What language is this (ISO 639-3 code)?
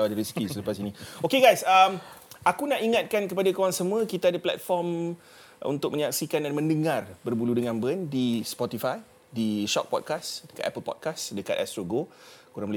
msa